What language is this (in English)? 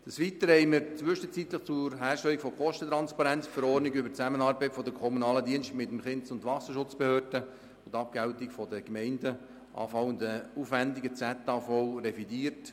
Swiss German